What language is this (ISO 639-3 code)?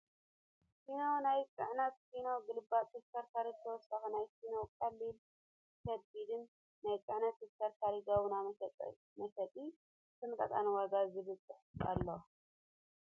tir